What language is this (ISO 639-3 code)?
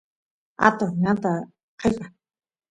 qus